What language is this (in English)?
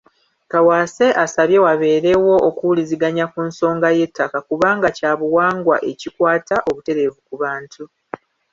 Ganda